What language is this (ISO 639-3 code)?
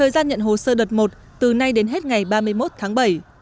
vie